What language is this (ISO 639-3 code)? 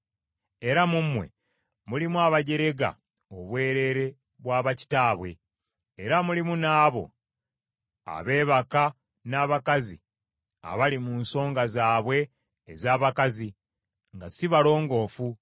lug